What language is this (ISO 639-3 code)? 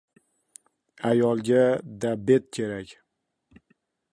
uzb